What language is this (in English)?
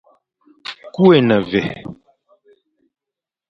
Fang